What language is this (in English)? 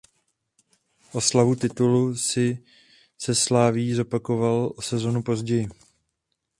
Czech